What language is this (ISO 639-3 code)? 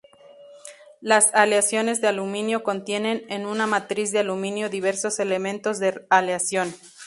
spa